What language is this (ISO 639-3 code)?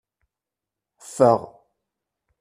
kab